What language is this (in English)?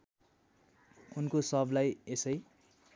Nepali